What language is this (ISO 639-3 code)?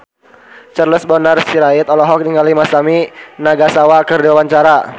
sun